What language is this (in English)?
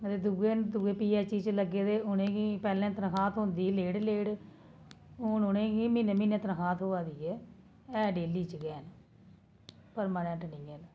Dogri